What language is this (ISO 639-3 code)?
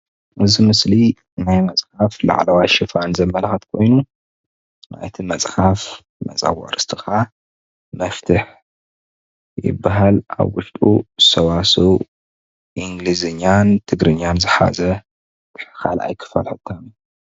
tir